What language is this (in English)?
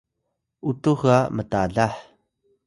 Atayal